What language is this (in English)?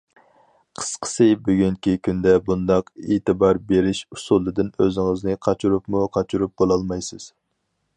Uyghur